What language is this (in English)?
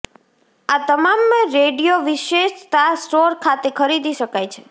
Gujarati